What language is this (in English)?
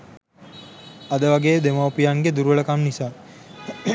Sinhala